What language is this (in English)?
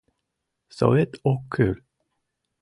Mari